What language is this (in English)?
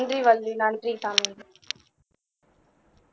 Tamil